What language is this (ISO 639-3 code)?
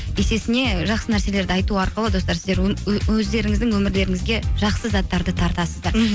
kaz